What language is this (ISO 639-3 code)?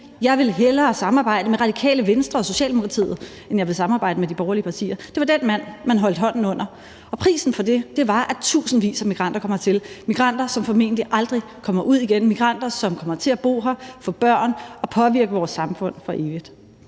dan